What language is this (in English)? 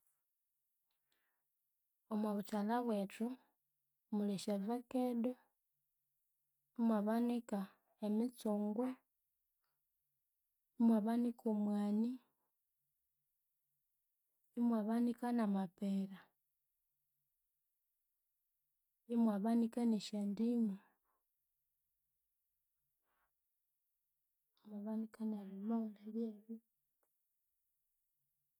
Konzo